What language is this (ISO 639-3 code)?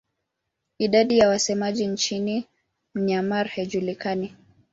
swa